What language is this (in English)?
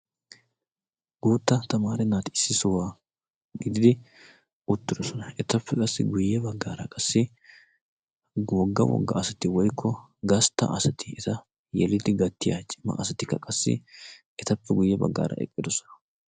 Wolaytta